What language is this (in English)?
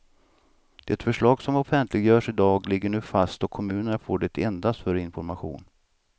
Swedish